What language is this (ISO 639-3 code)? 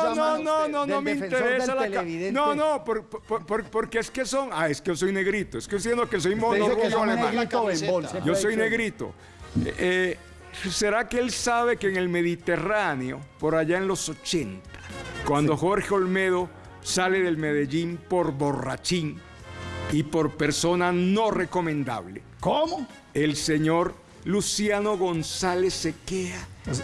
spa